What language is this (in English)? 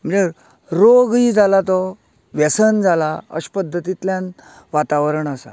Konkani